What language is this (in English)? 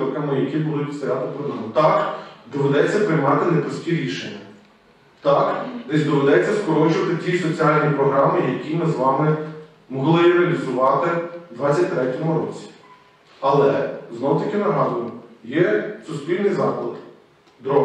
Ukrainian